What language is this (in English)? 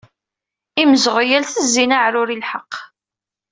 Kabyle